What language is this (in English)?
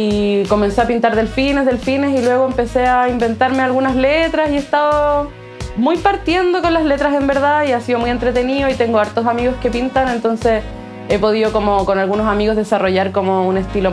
Spanish